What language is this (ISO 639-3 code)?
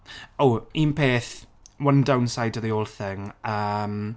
cym